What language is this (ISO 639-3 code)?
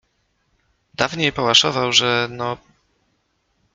pol